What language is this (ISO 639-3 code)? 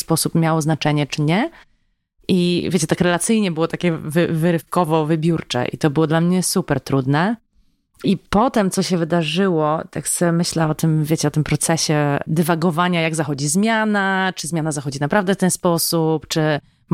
pol